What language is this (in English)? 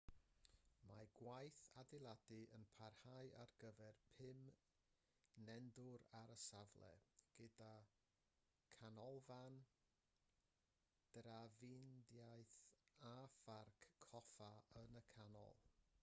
Welsh